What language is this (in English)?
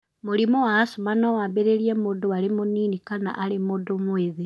Kikuyu